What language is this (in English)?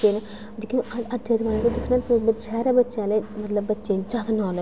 Dogri